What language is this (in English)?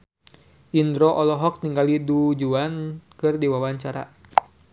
Sundanese